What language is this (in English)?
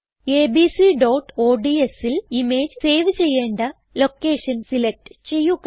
Malayalam